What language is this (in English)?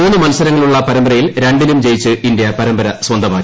Malayalam